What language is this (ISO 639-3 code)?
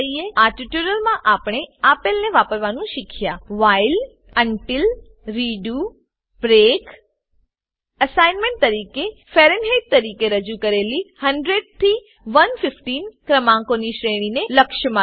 guj